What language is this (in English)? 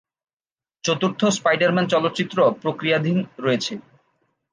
Bangla